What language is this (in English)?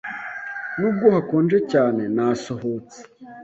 Kinyarwanda